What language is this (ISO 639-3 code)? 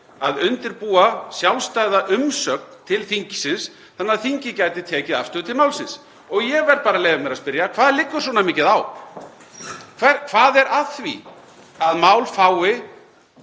isl